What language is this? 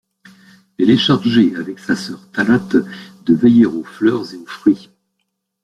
French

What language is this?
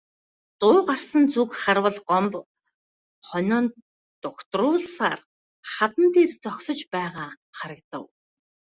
Mongolian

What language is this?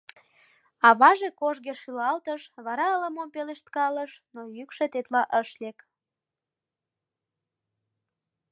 Mari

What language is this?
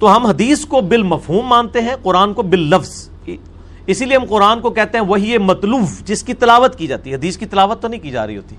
Urdu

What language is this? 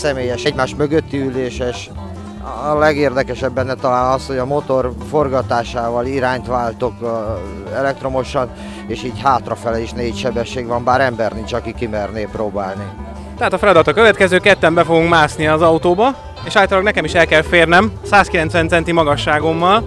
Hungarian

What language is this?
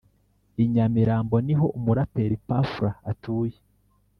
Kinyarwanda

